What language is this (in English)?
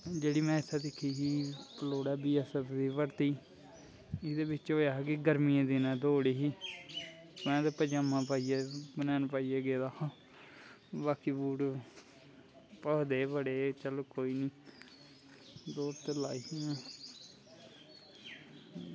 Dogri